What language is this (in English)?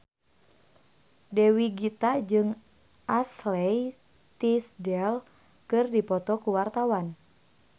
Sundanese